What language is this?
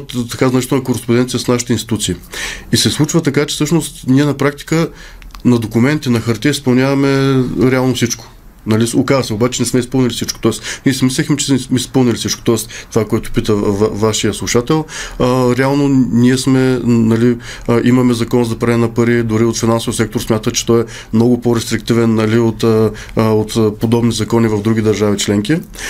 Bulgarian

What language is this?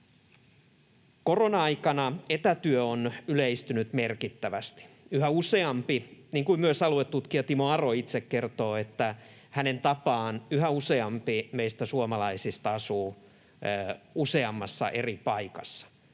Finnish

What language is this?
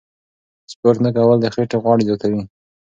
Pashto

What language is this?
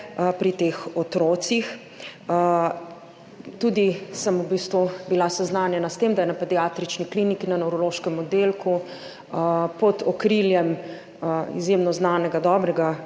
Slovenian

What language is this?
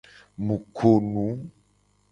Gen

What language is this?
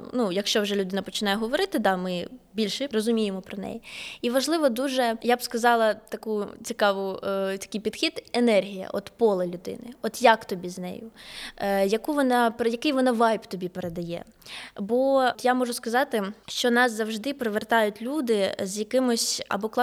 Ukrainian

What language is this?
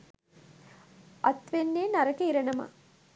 Sinhala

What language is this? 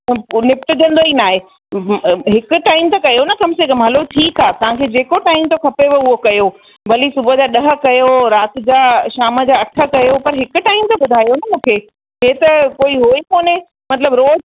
Sindhi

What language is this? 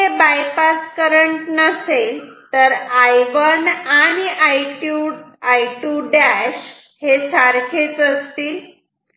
Marathi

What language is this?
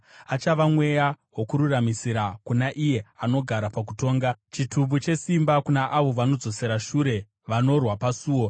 Shona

